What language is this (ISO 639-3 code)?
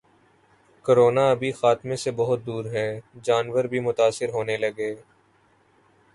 urd